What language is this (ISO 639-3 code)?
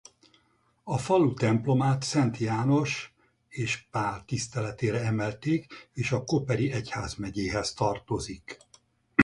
hun